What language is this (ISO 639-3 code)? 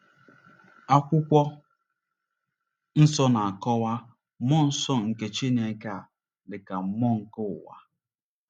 ibo